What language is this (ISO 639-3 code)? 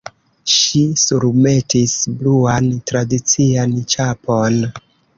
epo